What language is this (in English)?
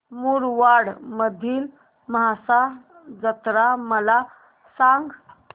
Marathi